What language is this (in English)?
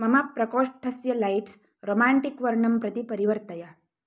Sanskrit